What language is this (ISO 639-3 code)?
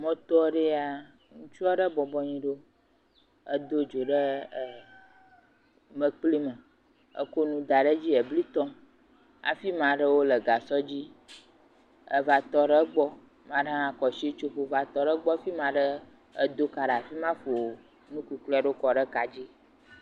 ewe